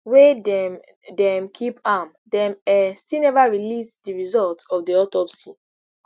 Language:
Nigerian Pidgin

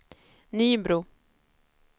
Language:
Swedish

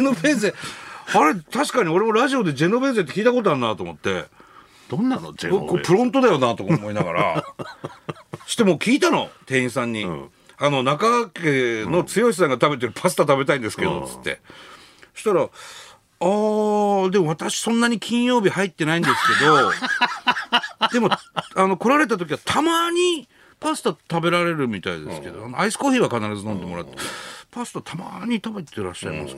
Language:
Japanese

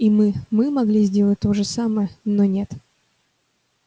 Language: Russian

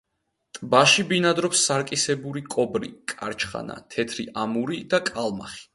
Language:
Georgian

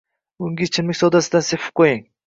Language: Uzbek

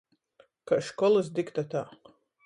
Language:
Latgalian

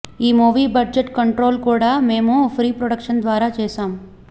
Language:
Telugu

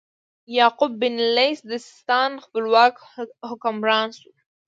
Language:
Pashto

